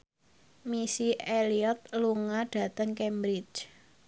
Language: Javanese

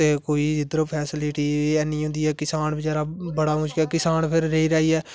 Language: Dogri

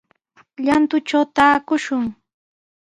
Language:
Sihuas Ancash Quechua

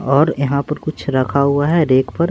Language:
Hindi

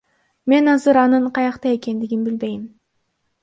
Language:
Kyrgyz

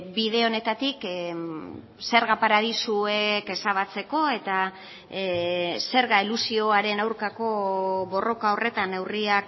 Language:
Basque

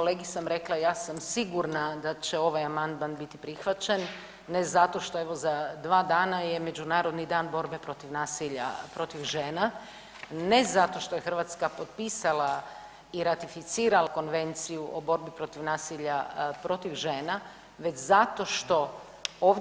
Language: Croatian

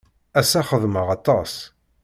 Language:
Kabyle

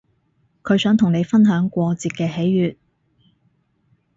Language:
Cantonese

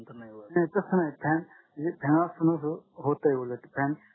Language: Marathi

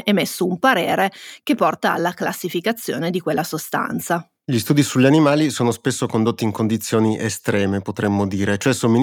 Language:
Italian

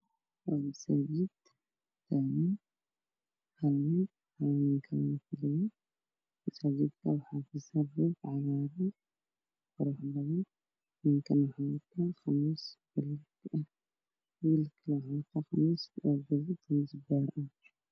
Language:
Somali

